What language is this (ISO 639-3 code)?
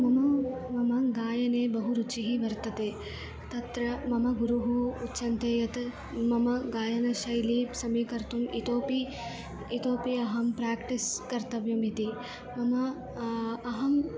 san